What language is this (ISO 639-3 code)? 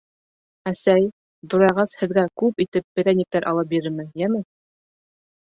bak